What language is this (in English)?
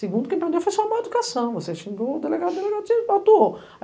Portuguese